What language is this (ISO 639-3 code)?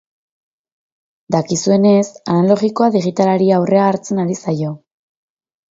eus